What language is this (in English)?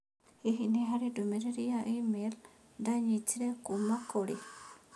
Kikuyu